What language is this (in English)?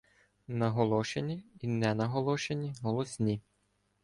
Ukrainian